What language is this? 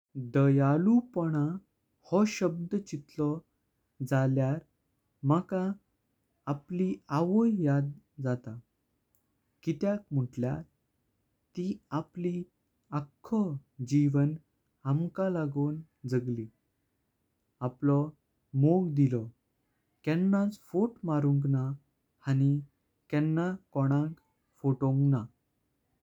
Konkani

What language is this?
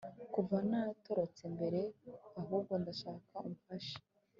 Kinyarwanda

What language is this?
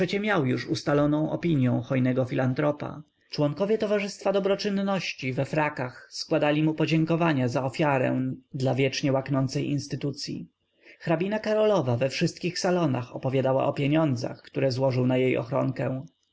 Polish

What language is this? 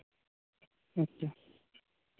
Santali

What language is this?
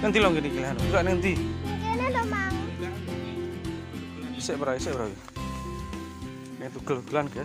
Indonesian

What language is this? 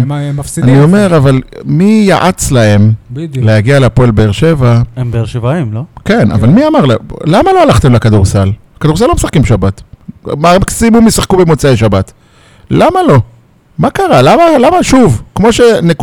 Hebrew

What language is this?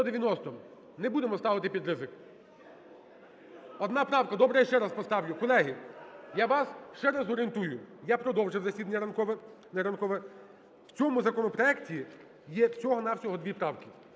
Ukrainian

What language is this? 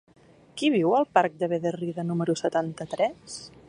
Catalan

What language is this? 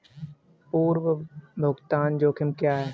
Hindi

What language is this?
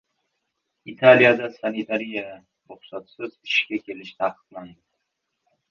Uzbek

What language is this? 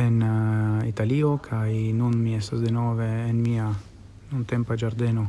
Italian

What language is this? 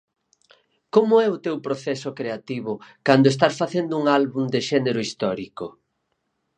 Galician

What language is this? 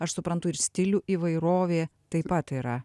Lithuanian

